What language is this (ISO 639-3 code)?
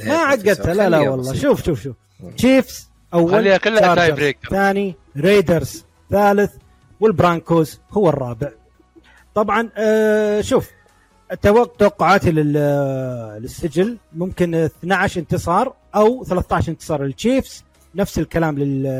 ara